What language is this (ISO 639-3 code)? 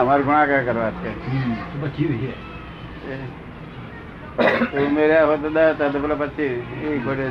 guj